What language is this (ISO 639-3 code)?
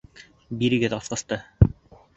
bak